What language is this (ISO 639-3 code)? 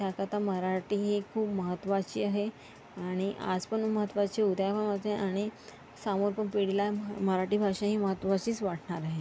mar